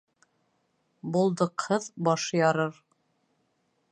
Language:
Bashkir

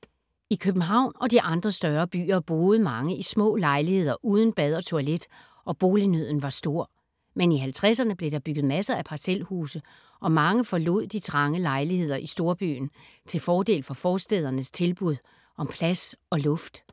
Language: Danish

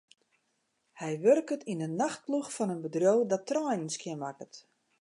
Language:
Western Frisian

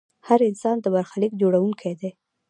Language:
Pashto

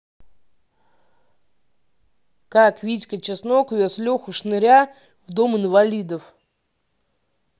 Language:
Russian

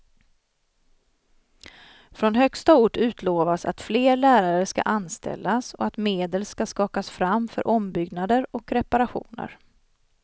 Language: Swedish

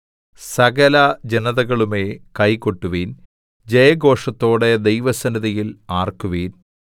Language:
Malayalam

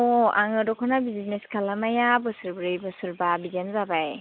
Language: Bodo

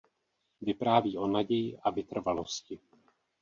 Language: Czech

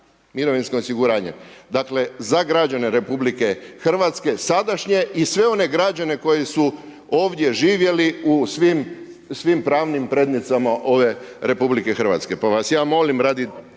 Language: Croatian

